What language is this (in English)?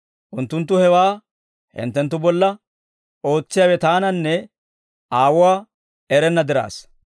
Dawro